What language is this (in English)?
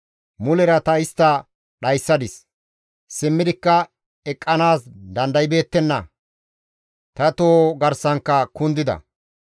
Gamo